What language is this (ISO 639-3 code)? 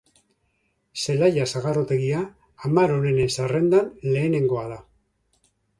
eus